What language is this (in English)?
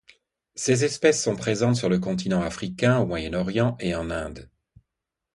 French